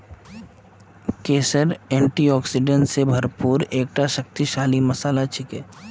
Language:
Magahi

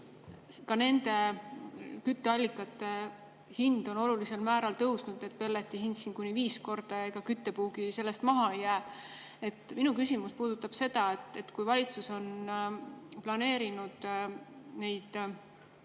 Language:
Estonian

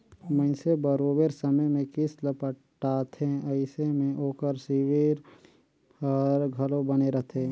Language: Chhattisgarhi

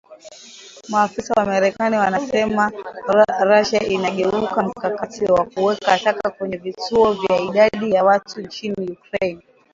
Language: Swahili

